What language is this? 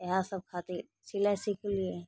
Maithili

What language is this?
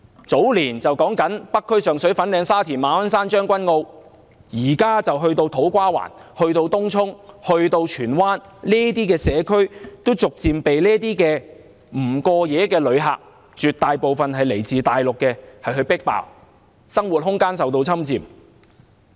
Cantonese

